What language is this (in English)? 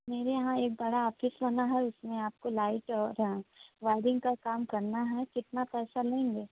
Hindi